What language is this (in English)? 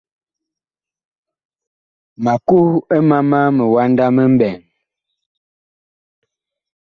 Bakoko